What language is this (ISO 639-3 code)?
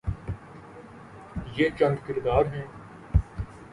urd